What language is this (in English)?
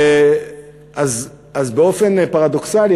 Hebrew